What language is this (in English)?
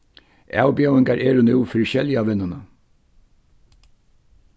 Faroese